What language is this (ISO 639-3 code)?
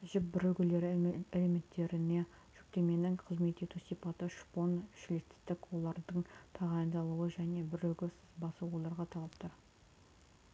kaz